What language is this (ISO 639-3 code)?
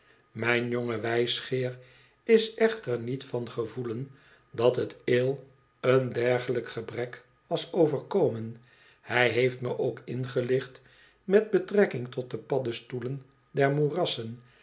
nld